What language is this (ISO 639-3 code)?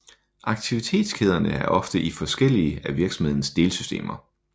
dan